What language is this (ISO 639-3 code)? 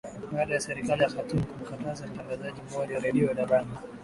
swa